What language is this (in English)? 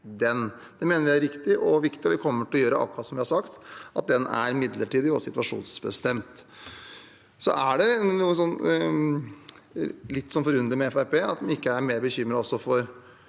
Norwegian